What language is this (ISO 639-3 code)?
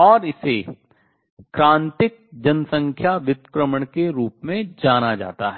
hin